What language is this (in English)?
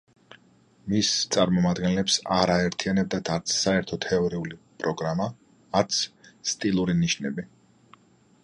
Georgian